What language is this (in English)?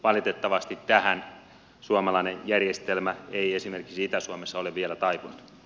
Finnish